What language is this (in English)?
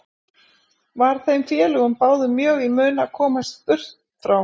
Icelandic